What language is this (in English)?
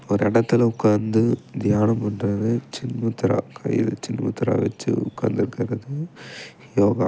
Tamil